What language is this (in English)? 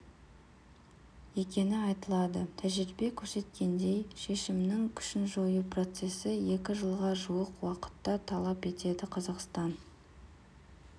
Kazakh